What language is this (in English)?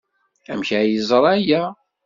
Kabyle